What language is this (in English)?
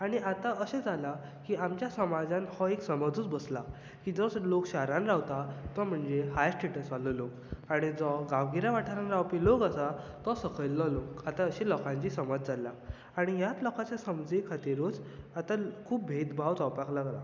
Konkani